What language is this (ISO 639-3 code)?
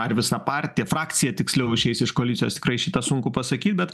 lit